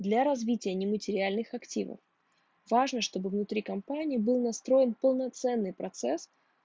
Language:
Russian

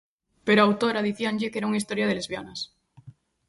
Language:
Galician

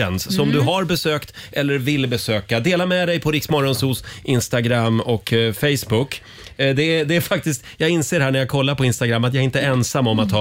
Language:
Swedish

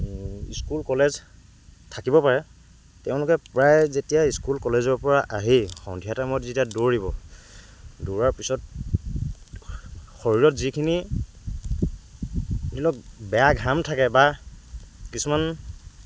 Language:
Assamese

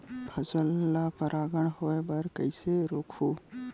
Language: Chhattisgarhi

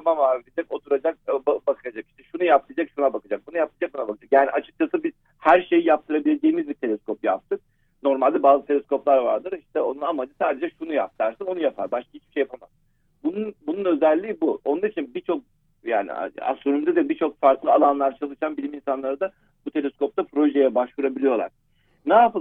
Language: Turkish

